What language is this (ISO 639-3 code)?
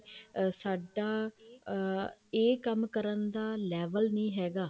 pan